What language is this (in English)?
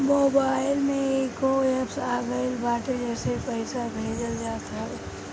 Bhojpuri